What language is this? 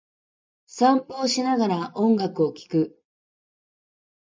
Japanese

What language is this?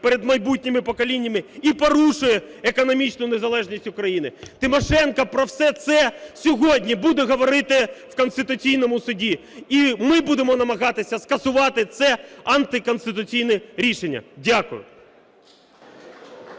Ukrainian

